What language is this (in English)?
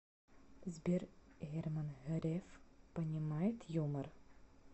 Russian